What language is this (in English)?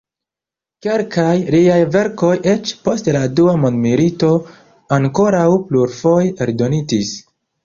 Esperanto